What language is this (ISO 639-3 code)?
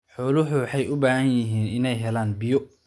som